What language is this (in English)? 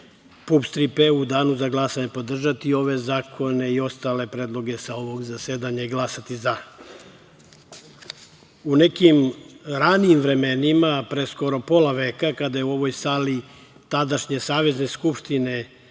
Serbian